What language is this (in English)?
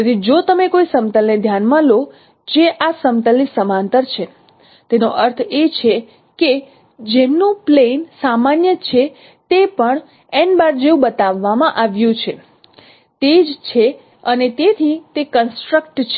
Gujarati